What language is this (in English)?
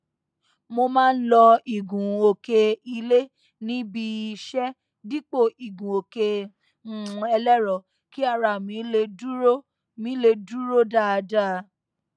Yoruba